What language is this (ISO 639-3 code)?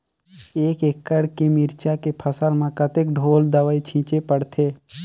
hne